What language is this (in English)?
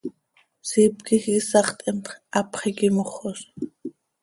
Seri